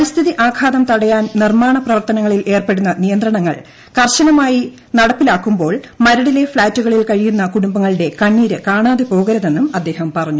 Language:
Malayalam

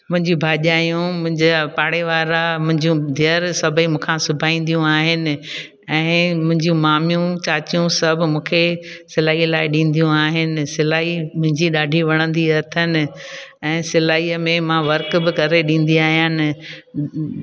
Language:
Sindhi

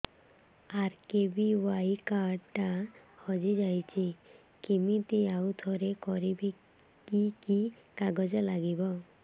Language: Odia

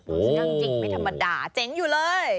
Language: Thai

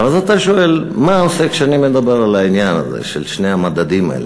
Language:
Hebrew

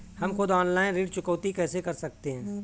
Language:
Hindi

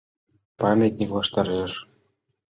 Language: Mari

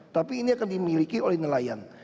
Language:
Indonesian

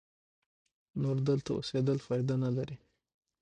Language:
Pashto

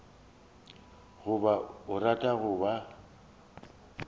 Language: Northern Sotho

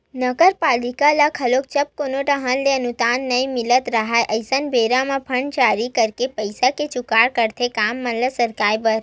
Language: Chhattisgarhi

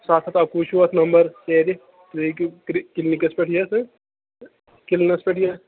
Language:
Kashmiri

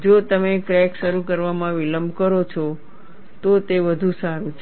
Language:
Gujarati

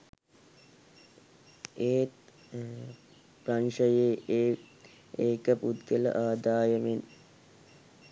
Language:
Sinhala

